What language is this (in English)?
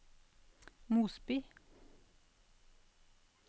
Norwegian